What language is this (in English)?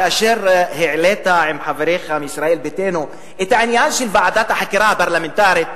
Hebrew